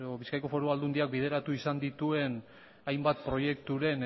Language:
Basque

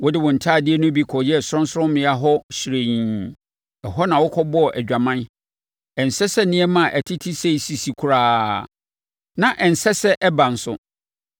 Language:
Akan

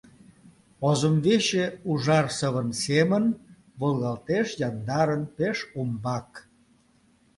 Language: Mari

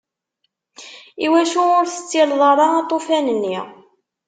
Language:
Kabyle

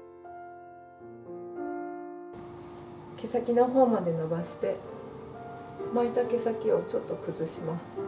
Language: Japanese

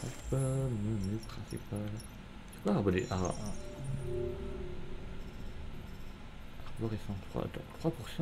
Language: French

